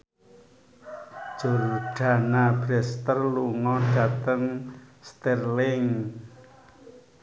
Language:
Javanese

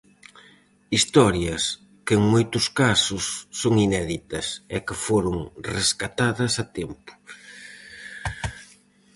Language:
Galician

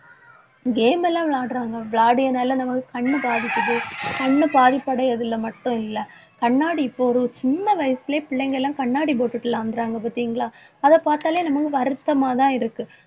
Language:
Tamil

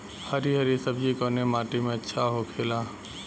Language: Bhojpuri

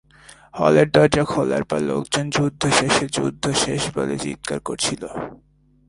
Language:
Bangla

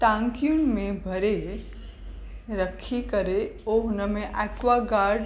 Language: Sindhi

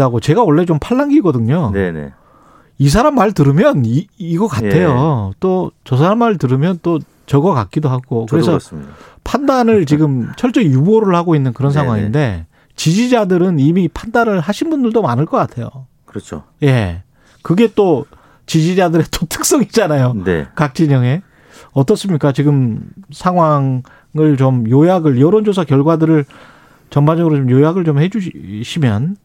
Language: Korean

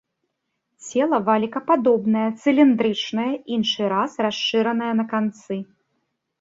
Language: Belarusian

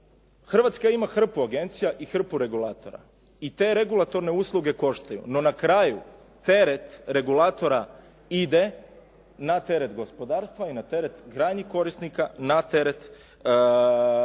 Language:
Croatian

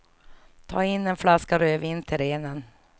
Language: Swedish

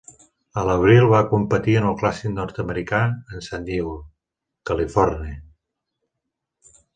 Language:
Catalan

